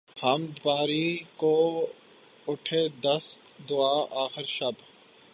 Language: Urdu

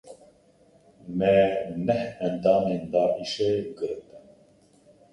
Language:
Kurdish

